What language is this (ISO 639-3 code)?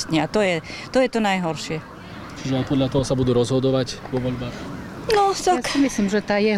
slk